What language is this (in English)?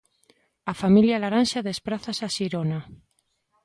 Galician